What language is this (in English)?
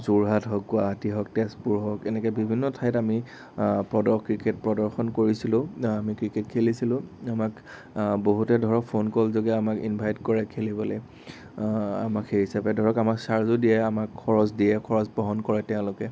Assamese